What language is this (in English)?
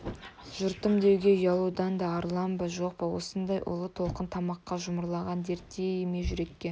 Kazakh